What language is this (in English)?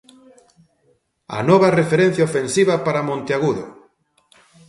Galician